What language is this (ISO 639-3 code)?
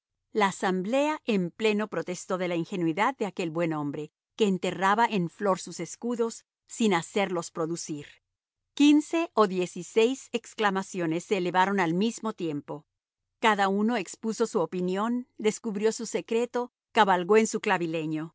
spa